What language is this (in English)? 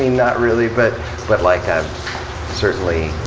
English